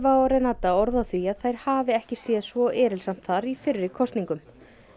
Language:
Icelandic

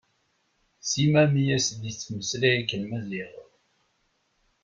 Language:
Kabyle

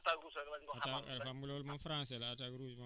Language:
Wolof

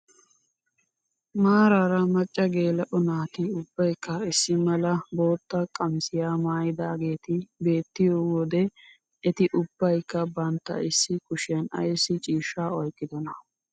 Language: Wolaytta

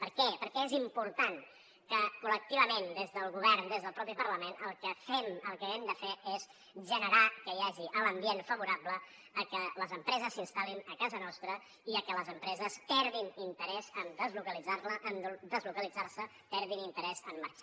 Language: Catalan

